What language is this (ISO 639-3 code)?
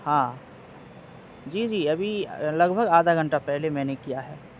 urd